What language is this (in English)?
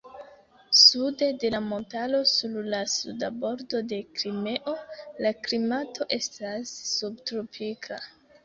Esperanto